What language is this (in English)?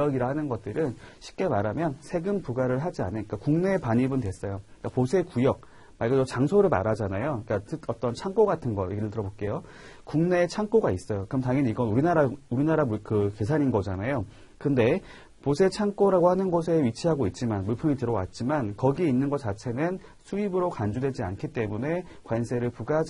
Korean